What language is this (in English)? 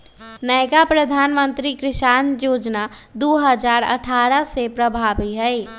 Magahi